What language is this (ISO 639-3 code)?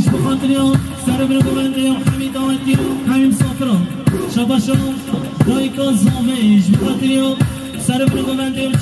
ara